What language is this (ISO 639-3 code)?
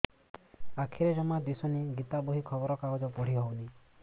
ori